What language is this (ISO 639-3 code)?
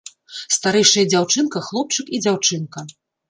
bel